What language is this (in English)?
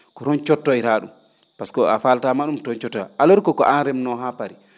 Fula